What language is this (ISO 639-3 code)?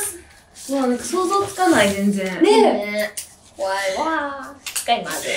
jpn